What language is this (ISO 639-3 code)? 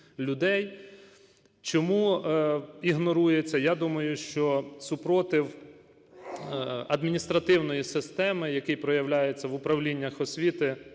ukr